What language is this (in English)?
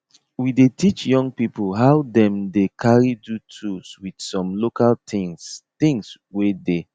Nigerian Pidgin